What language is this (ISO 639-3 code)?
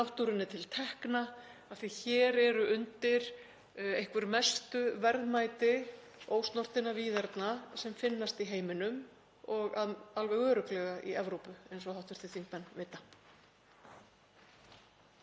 isl